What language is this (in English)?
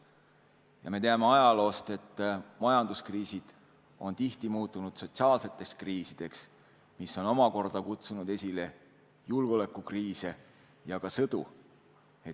Estonian